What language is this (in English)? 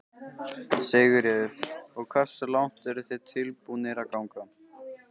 Icelandic